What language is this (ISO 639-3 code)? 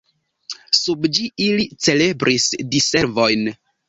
epo